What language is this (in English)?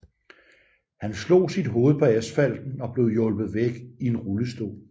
Danish